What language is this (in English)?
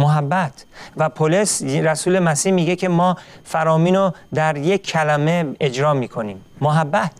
Persian